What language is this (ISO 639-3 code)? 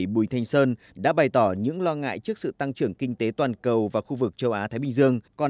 vie